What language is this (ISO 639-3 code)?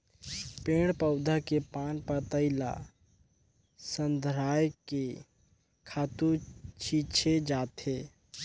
hne